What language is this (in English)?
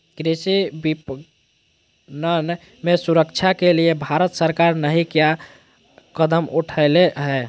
Magahi